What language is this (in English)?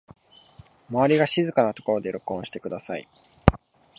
Japanese